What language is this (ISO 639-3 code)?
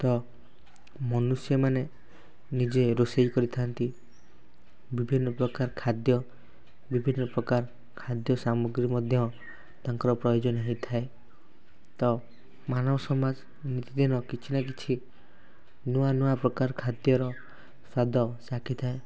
ori